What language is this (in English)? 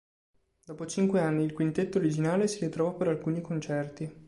Italian